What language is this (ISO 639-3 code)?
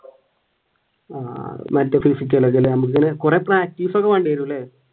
mal